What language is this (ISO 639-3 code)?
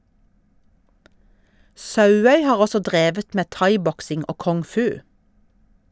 nor